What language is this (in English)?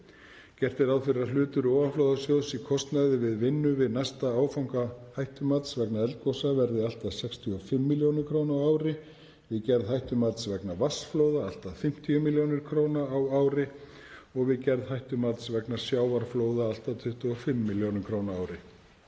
Icelandic